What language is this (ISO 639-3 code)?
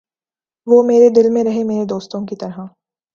urd